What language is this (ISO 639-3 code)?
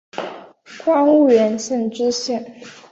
zho